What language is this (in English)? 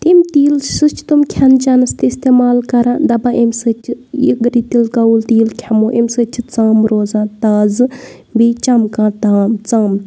Kashmiri